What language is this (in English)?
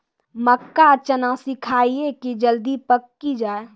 Maithili